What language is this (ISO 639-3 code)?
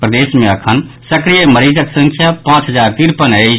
mai